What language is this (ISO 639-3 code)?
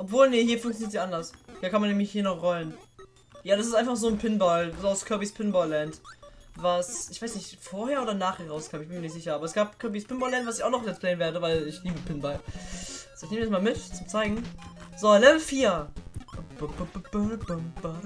deu